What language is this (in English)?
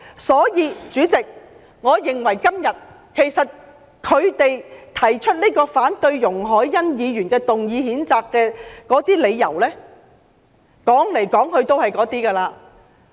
Cantonese